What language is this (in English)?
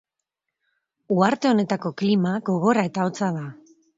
Basque